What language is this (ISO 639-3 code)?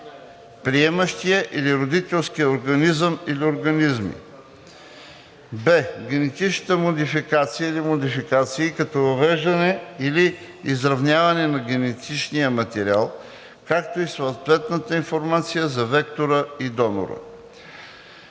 bul